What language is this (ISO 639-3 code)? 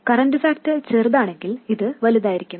mal